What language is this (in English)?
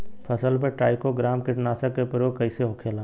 Bhojpuri